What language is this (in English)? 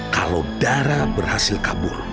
Indonesian